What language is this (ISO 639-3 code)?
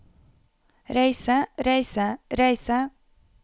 nor